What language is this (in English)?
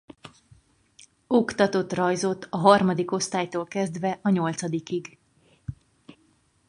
Hungarian